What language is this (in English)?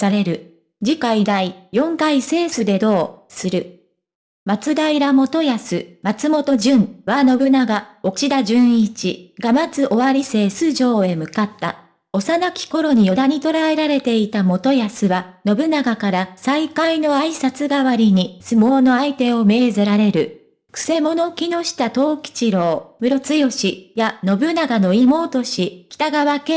Japanese